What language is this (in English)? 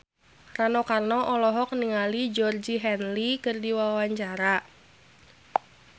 Sundanese